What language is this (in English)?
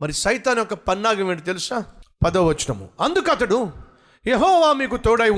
Telugu